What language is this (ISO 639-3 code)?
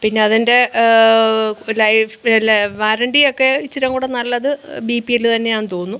mal